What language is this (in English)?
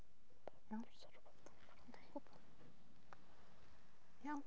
Welsh